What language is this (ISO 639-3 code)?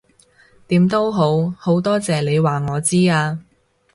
yue